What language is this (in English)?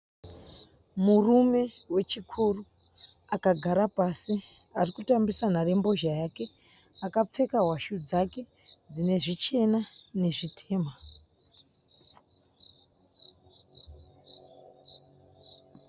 Shona